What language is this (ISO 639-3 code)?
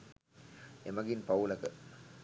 sin